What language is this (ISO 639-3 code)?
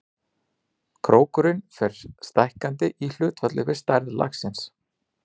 isl